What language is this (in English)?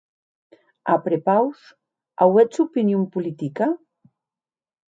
Occitan